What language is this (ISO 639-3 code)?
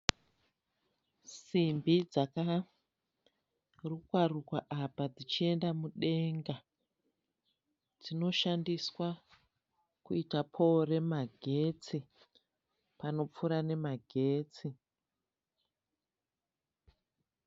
sna